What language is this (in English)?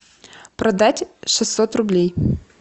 Russian